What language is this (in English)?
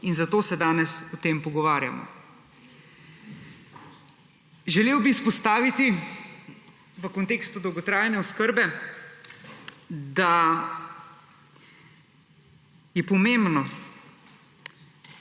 Slovenian